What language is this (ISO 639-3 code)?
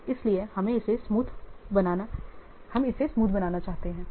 hin